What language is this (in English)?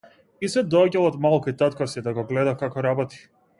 Macedonian